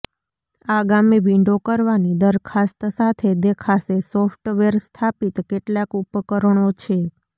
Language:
Gujarati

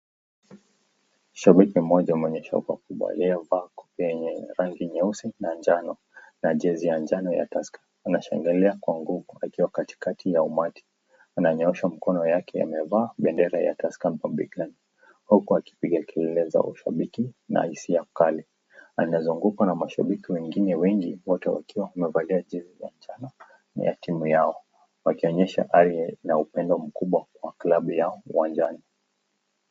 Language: Swahili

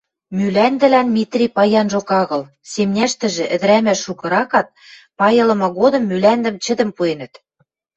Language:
Western Mari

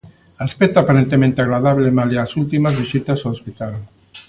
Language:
Galician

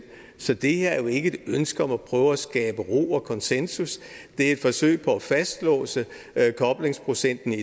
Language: Danish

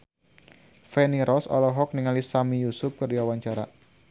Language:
Sundanese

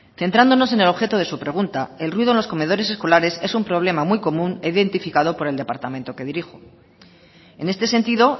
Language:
Spanish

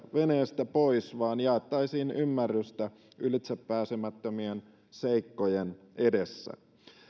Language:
Finnish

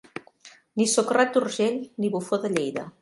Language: Catalan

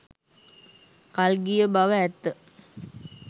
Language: Sinhala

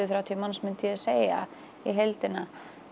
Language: Icelandic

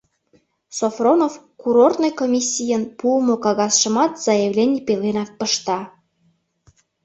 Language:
Mari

